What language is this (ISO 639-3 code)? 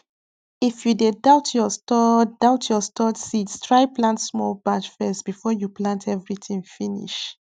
pcm